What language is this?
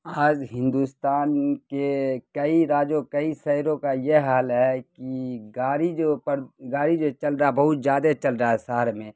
Urdu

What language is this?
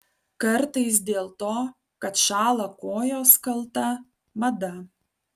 Lithuanian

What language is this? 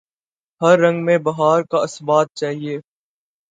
Urdu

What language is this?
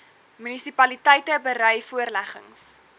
Afrikaans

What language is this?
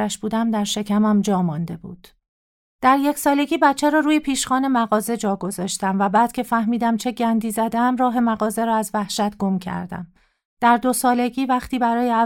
Persian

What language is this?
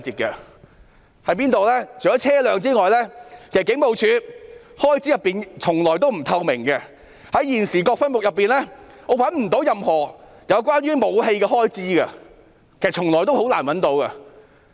Cantonese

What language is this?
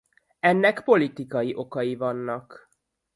Hungarian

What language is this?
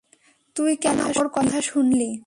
Bangla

